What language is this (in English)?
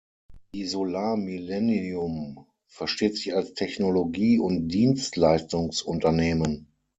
German